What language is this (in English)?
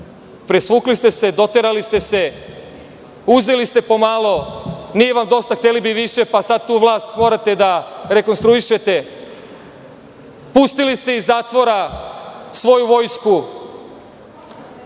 Serbian